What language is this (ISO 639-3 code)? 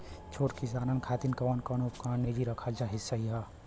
bho